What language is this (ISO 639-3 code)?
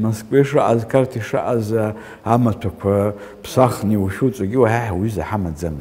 ara